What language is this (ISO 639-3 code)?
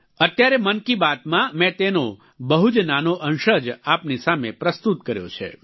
guj